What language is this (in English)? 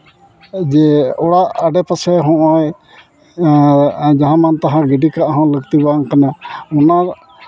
Santali